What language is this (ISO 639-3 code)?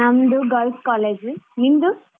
kan